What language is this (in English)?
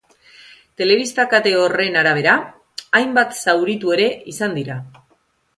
Basque